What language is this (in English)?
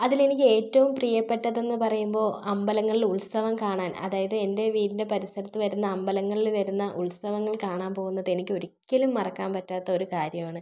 Malayalam